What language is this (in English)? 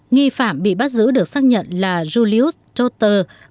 Vietnamese